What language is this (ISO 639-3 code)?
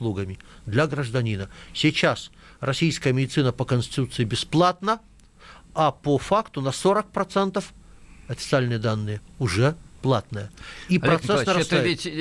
rus